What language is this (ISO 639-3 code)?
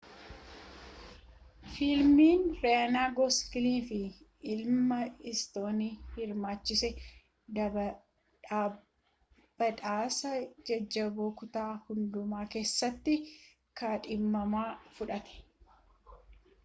orm